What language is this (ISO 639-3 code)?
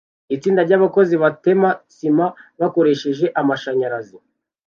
kin